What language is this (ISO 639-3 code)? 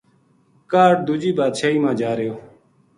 gju